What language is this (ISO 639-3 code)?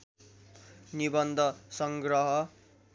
nep